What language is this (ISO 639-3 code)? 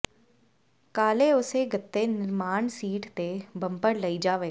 pan